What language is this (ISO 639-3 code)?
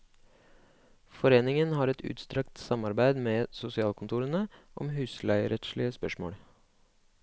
nor